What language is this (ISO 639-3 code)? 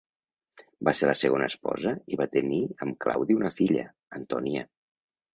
cat